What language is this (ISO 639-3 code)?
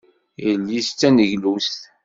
kab